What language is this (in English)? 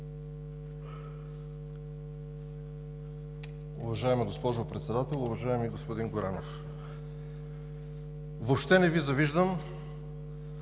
Bulgarian